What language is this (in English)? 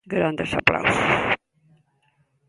Galician